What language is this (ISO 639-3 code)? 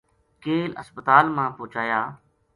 gju